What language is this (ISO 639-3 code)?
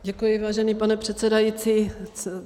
ces